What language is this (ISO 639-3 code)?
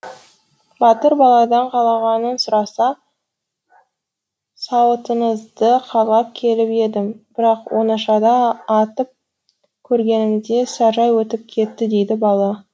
kaz